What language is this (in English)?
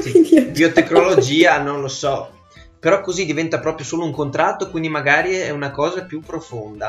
Italian